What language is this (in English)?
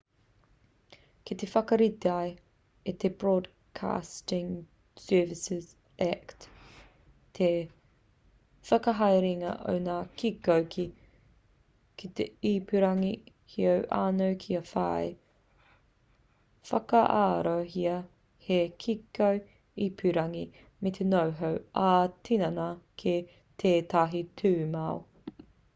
Māori